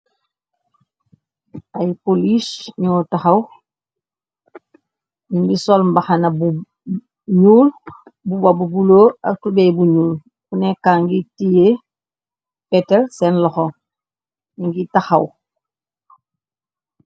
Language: Wolof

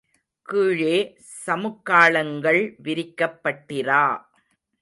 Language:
Tamil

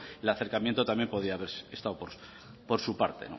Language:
Spanish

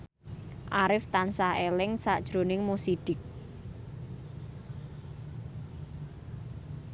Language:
Javanese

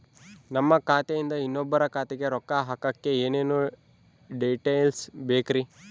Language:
Kannada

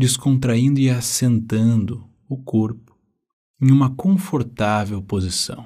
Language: Portuguese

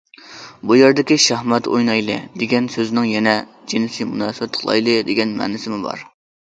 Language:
Uyghur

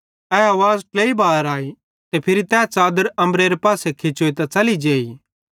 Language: Bhadrawahi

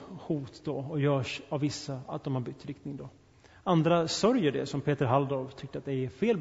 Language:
Swedish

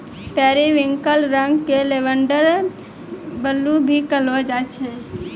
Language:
Maithili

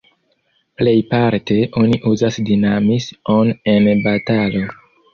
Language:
Esperanto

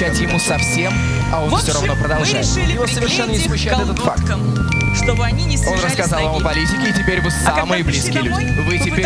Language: Russian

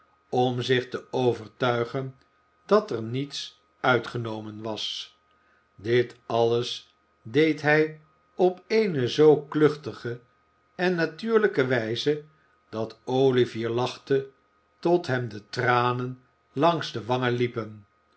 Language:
Dutch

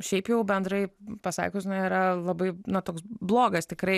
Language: Lithuanian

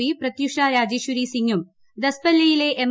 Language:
Malayalam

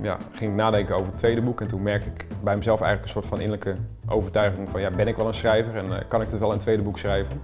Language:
Dutch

